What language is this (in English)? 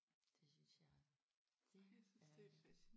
Danish